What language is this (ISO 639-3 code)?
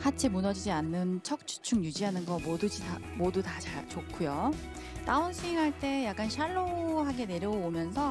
kor